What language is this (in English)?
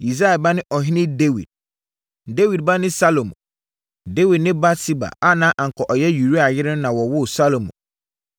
Akan